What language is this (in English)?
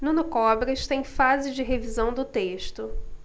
Portuguese